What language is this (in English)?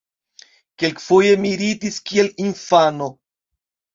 Esperanto